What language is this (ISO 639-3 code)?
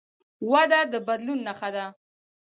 pus